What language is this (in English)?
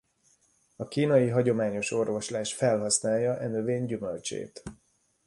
Hungarian